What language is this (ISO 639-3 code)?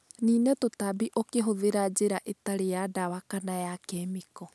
kik